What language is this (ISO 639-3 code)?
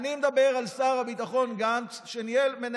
heb